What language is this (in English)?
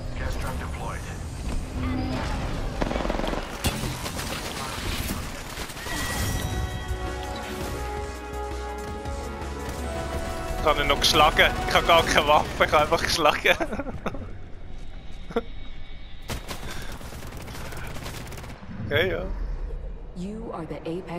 Dutch